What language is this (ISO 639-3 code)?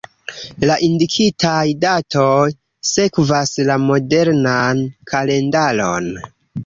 epo